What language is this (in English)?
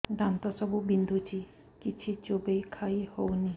Odia